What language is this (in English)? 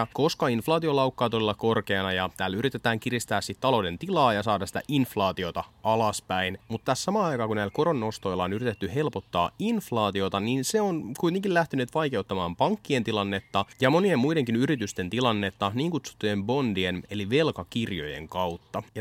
Finnish